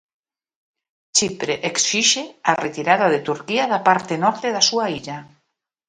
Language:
Galician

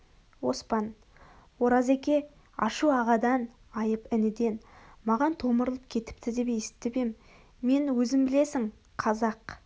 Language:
Kazakh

